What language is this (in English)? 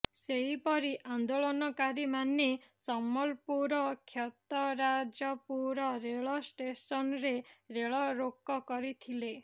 Odia